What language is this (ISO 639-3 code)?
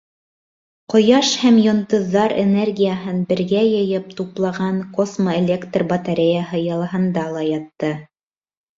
bak